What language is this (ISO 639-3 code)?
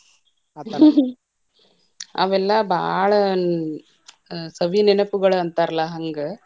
kan